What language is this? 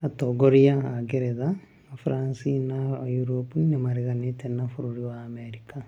Kikuyu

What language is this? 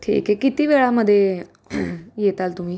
Marathi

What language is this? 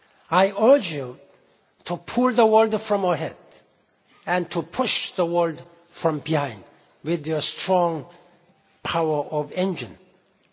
English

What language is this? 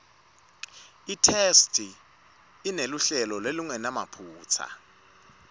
Swati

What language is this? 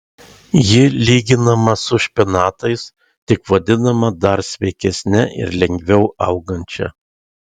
Lithuanian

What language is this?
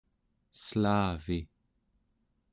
Central Yupik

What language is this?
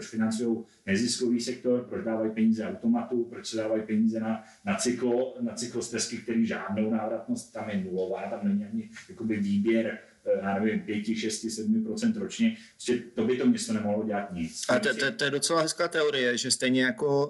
Czech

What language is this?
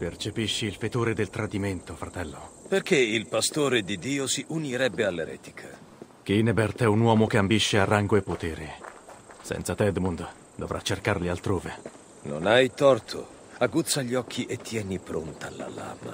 Italian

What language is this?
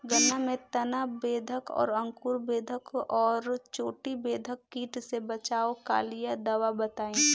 Bhojpuri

